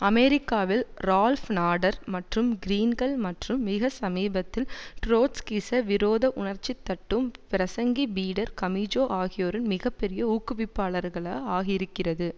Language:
Tamil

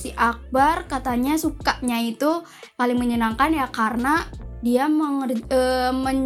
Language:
Indonesian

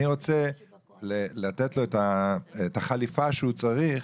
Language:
Hebrew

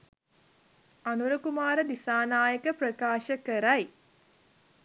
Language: Sinhala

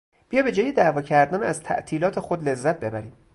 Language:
Persian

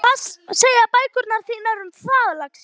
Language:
Icelandic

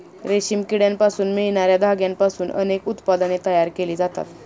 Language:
Marathi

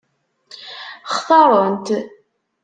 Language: Kabyle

